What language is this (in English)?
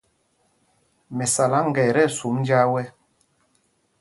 Mpumpong